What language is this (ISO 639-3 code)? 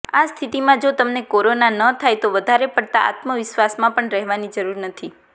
guj